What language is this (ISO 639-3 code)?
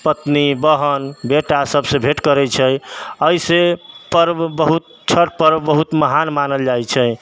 mai